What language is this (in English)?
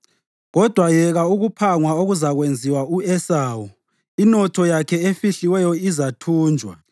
North Ndebele